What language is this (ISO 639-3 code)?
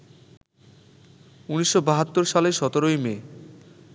ben